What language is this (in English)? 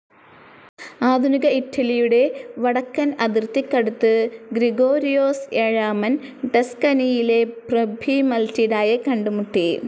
Malayalam